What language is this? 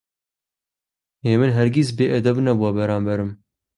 Central Kurdish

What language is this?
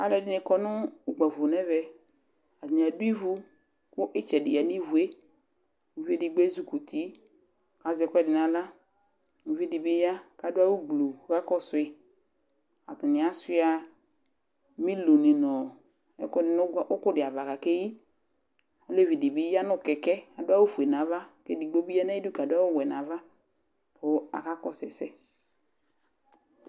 Ikposo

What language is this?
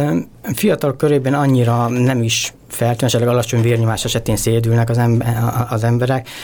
Hungarian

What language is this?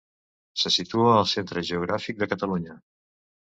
Catalan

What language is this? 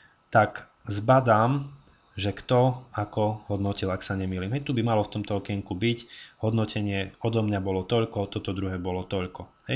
Slovak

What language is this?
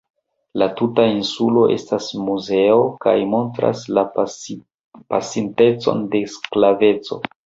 Esperanto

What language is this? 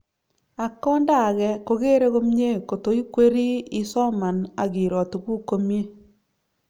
Kalenjin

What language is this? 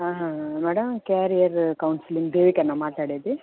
Telugu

